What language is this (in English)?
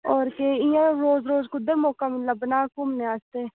Dogri